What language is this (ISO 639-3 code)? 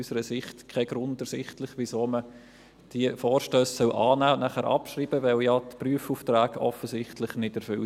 gsw